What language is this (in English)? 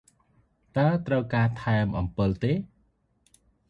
Khmer